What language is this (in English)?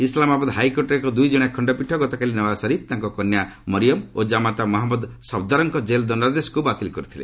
Odia